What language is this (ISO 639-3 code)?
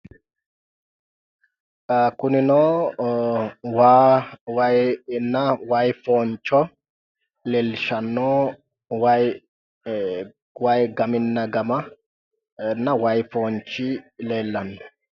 sid